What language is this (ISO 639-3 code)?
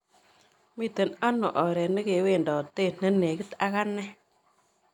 kln